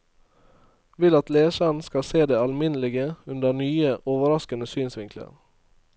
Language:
Norwegian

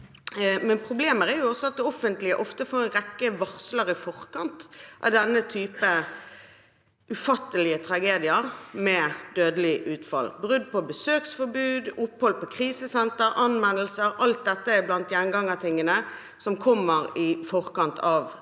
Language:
Norwegian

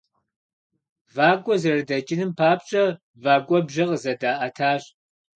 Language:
Kabardian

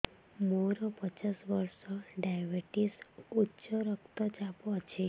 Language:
Odia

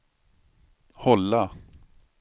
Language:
Swedish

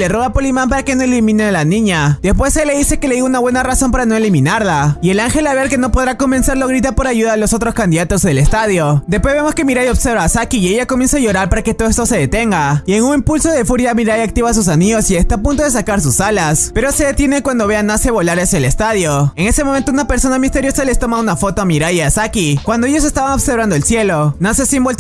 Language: Spanish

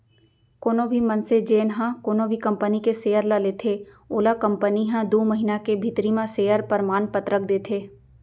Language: Chhattisgarhi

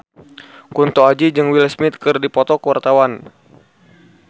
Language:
Sundanese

